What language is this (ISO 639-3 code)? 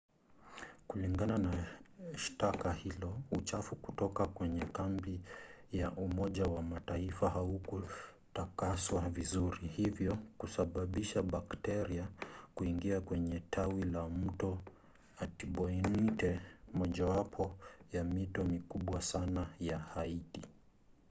swa